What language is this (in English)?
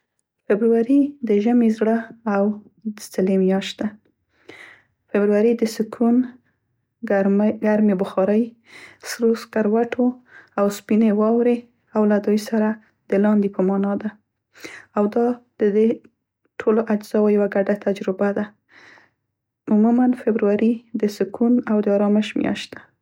Central Pashto